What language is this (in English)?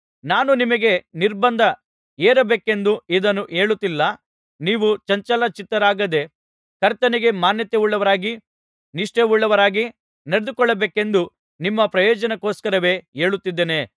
Kannada